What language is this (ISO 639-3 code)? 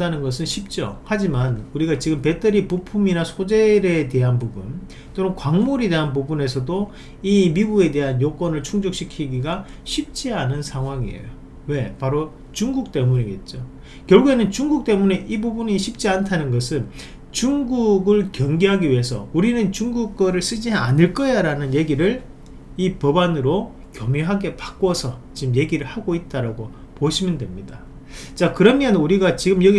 kor